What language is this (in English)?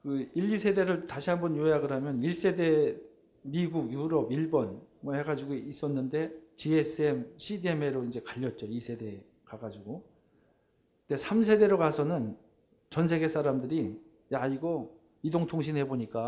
Korean